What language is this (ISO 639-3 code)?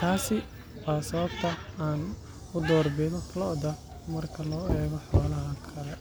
som